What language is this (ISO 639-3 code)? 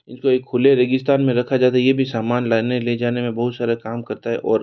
hin